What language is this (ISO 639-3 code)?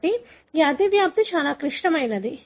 tel